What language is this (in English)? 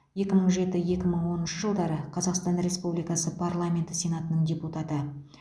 Kazakh